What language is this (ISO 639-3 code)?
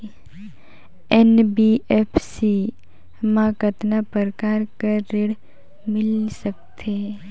hne